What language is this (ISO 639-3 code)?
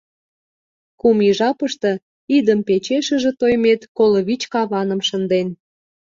chm